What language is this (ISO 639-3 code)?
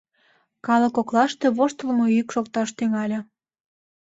chm